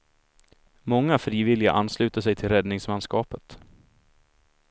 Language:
Swedish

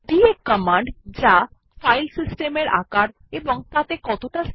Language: Bangla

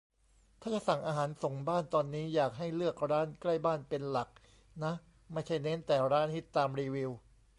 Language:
Thai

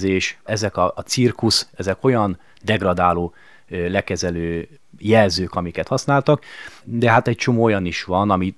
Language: Hungarian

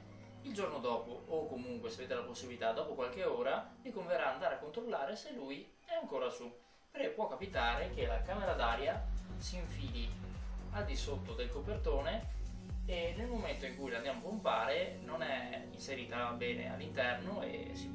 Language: Italian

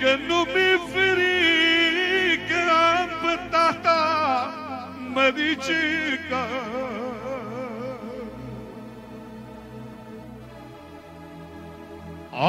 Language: Romanian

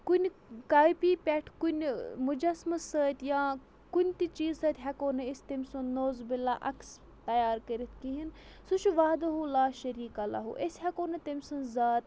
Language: Kashmiri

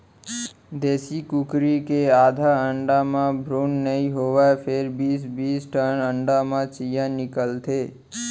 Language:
Chhattisgarhi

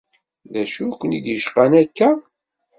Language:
Kabyle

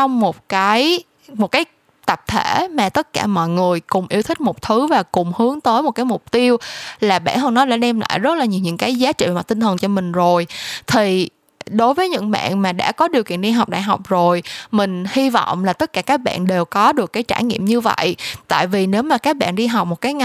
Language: Vietnamese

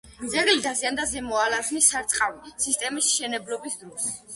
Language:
Georgian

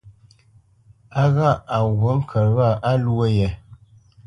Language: Bamenyam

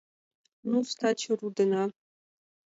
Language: Mari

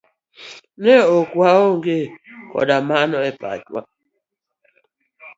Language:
Luo (Kenya and Tanzania)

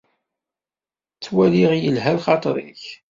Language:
Kabyle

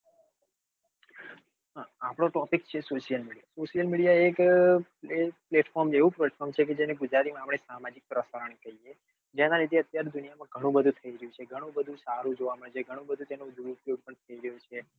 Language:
Gujarati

